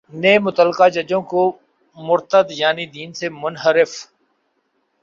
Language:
Urdu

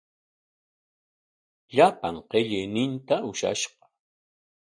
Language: Corongo Ancash Quechua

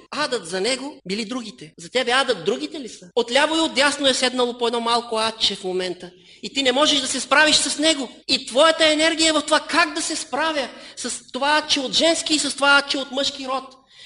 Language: Bulgarian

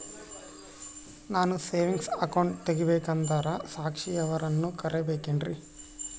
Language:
Kannada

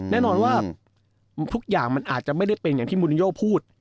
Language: Thai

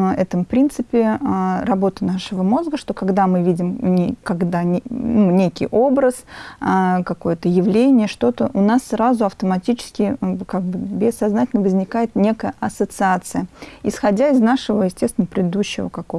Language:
Russian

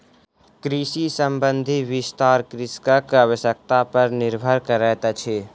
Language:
Maithili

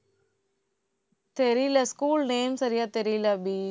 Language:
Tamil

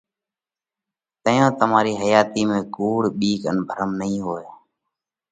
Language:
Parkari Koli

